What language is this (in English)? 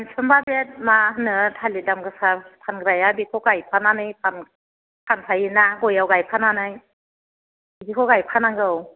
Bodo